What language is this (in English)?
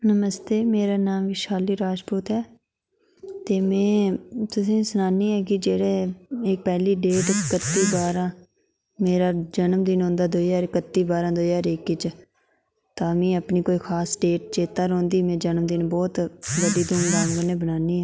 Dogri